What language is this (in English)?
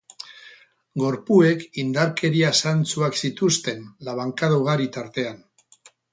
Basque